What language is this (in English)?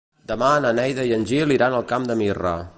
Catalan